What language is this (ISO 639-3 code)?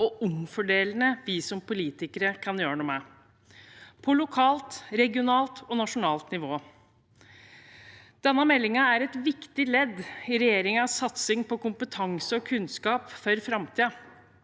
nor